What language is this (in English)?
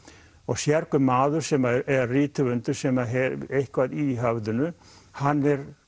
Icelandic